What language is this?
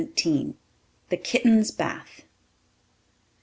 English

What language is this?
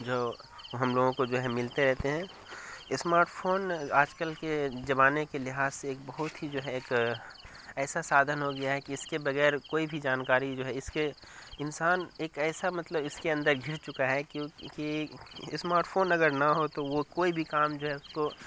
Urdu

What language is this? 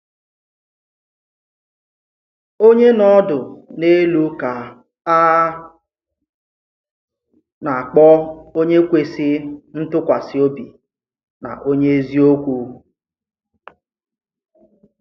Igbo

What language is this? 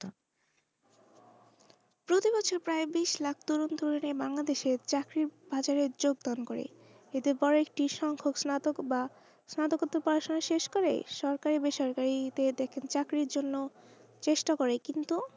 Bangla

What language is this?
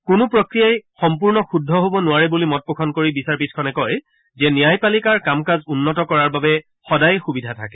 Assamese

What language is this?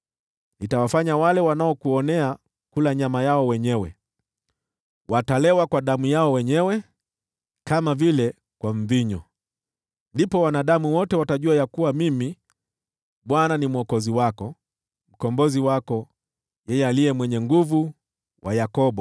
Swahili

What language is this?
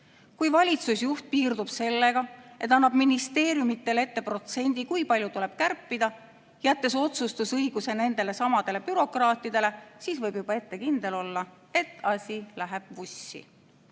Estonian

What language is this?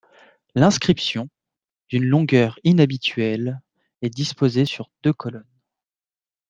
French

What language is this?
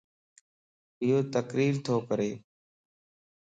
Lasi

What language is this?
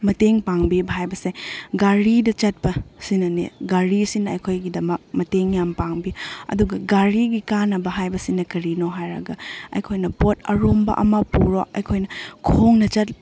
Manipuri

